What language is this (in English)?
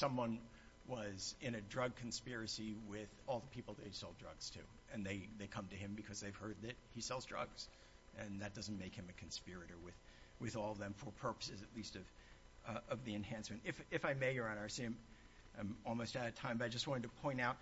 English